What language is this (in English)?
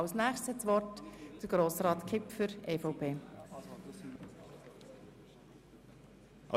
Swiss German